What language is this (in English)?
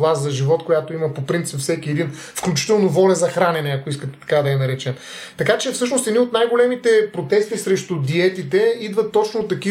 Bulgarian